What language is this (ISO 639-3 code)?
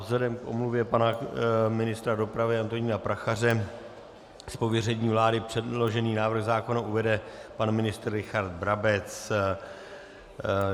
ces